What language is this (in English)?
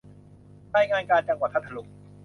Thai